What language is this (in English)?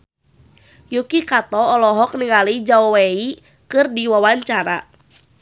Sundanese